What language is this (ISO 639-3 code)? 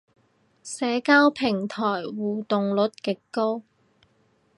yue